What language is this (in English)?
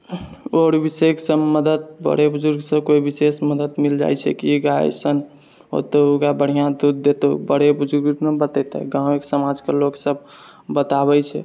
Maithili